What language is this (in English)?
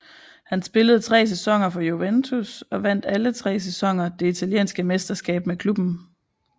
Danish